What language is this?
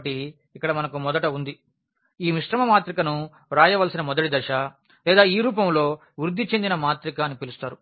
Telugu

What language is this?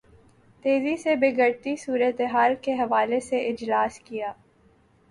Urdu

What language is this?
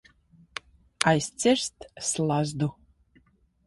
Latvian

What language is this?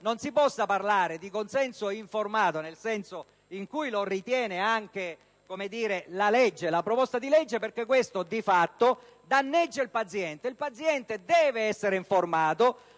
Italian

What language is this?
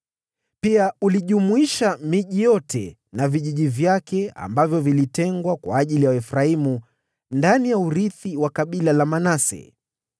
Swahili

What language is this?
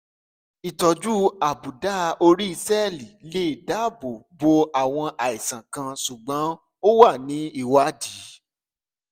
Yoruba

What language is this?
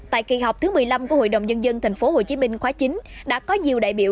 Vietnamese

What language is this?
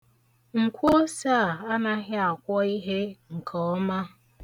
Igbo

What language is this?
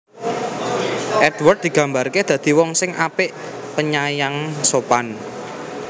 Javanese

